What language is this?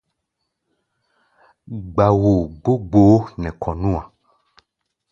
Gbaya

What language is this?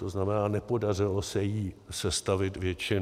Czech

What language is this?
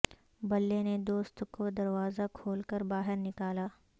Urdu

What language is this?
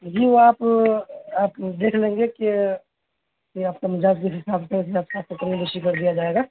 Urdu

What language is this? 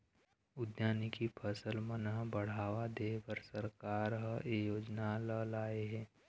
Chhattisgarhi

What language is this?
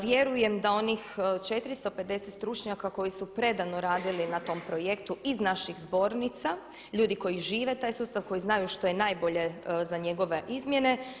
Croatian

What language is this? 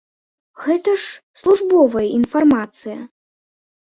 Belarusian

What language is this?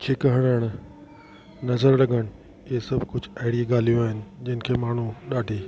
Sindhi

